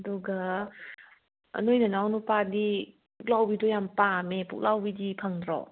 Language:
Manipuri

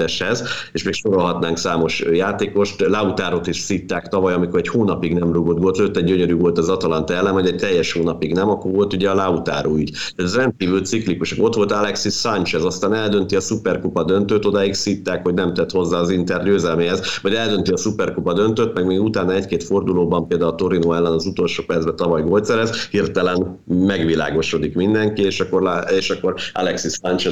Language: Hungarian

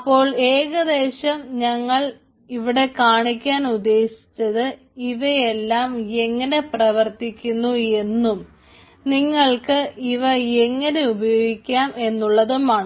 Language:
Malayalam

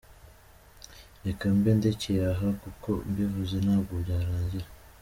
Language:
Kinyarwanda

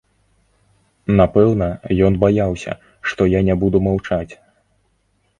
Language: Belarusian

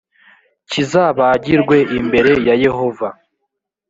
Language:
Kinyarwanda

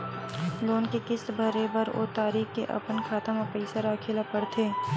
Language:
Chhattisgarhi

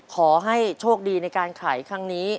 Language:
Thai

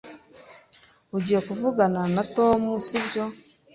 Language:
Kinyarwanda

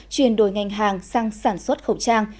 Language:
Vietnamese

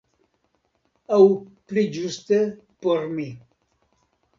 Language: Esperanto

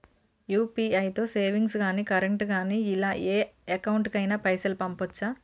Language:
Telugu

